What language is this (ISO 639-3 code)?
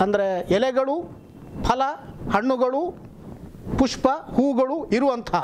kor